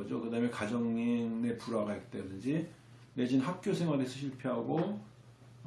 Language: Korean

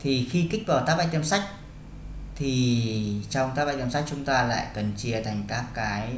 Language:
Vietnamese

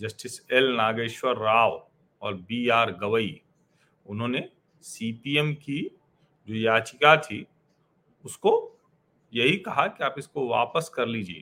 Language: Hindi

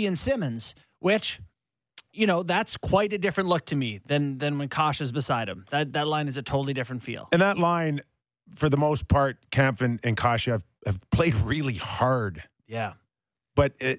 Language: English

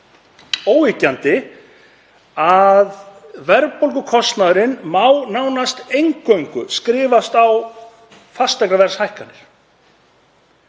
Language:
Icelandic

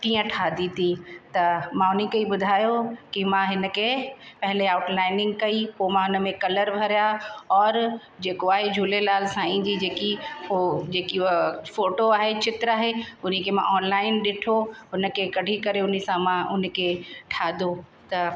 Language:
Sindhi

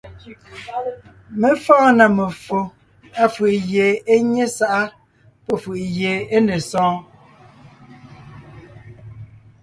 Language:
Ngiemboon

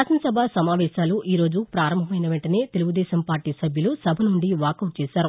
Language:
Telugu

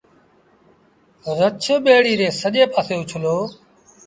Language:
Sindhi Bhil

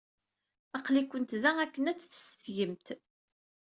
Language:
Kabyle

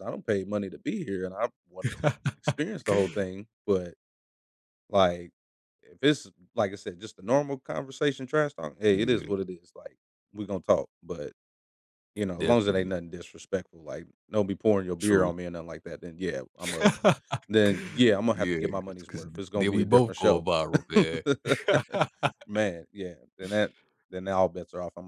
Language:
English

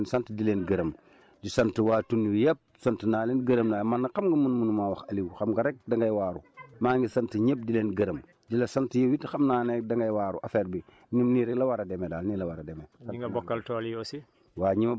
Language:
Wolof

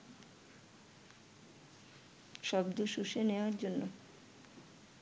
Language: Bangla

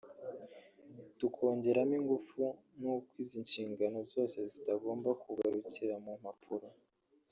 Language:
Kinyarwanda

